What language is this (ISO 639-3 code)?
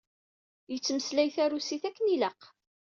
kab